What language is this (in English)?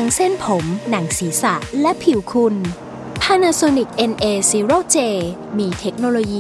Thai